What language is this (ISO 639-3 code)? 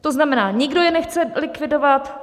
ces